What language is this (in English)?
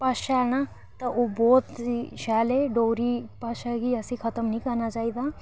Dogri